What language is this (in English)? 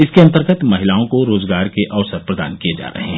Hindi